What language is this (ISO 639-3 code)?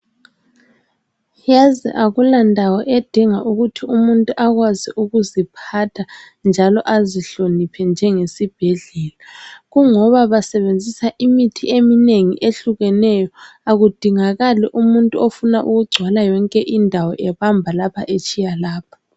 nde